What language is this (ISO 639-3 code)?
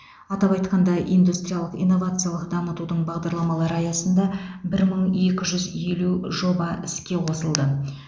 kaz